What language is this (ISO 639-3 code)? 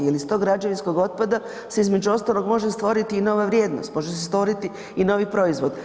hrv